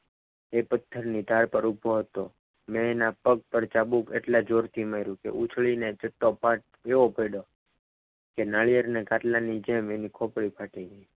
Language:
Gujarati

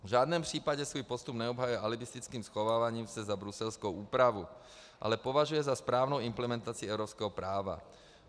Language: Czech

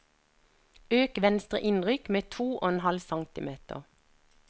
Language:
Norwegian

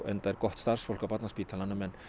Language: Icelandic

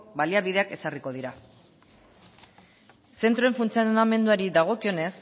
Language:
Basque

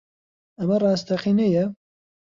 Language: Central Kurdish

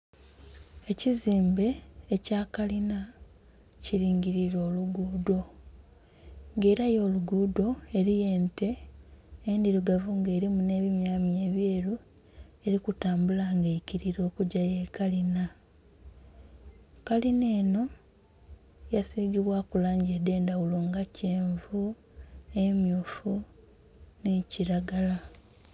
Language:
Soga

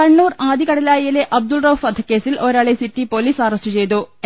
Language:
Malayalam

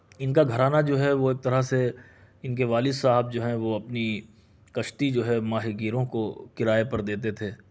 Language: Urdu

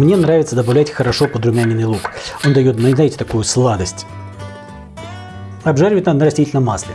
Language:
Russian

